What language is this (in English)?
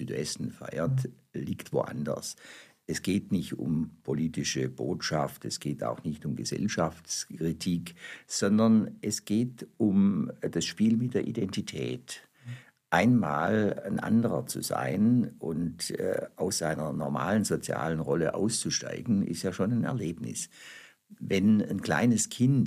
German